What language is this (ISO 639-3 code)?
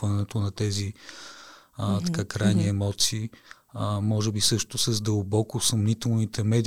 bul